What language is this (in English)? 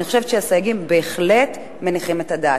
Hebrew